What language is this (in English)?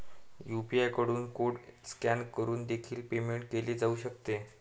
Marathi